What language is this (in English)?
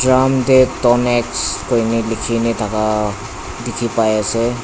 Naga Pidgin